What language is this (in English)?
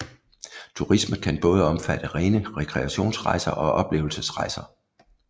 Danish